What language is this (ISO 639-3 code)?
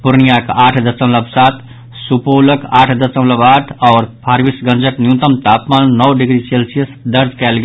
mai